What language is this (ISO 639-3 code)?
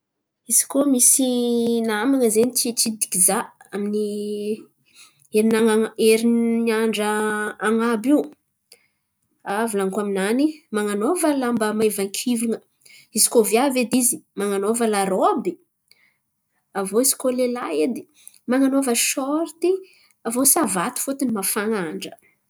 xmv